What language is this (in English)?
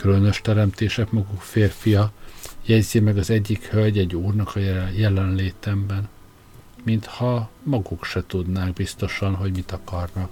Hungarian